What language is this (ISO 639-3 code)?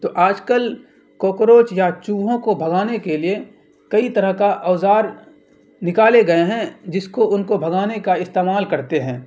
urd